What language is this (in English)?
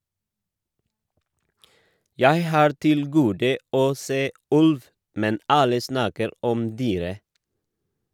Norwegian